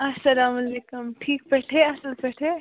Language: Kashmiri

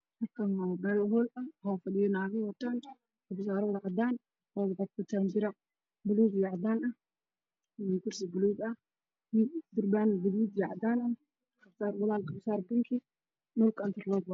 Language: Somali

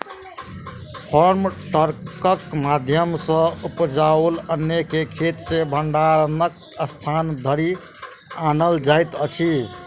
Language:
Maithili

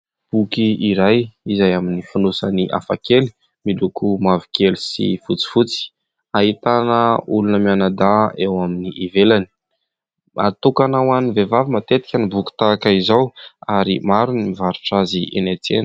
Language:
Malagasy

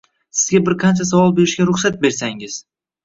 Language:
Uzbek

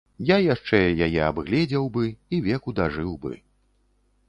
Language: Belarusian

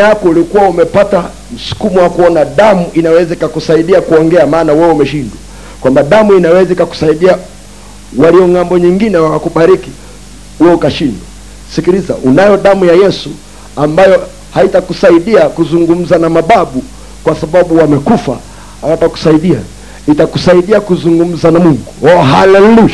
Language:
Swahili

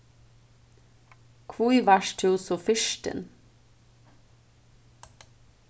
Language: Faroese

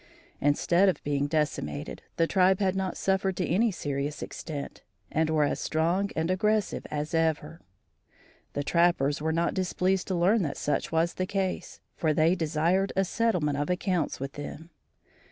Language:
English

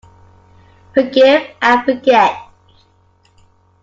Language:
English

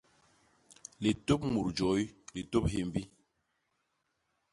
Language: Basaa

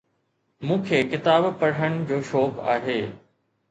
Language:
Sindhi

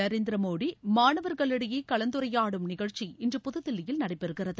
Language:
Tamil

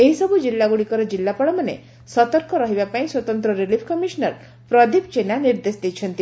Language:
Odia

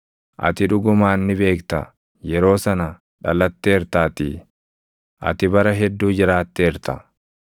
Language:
Oromo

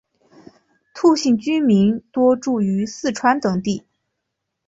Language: Chinese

